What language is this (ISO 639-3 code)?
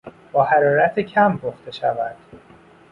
fas